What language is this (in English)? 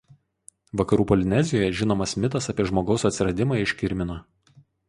Lithuanian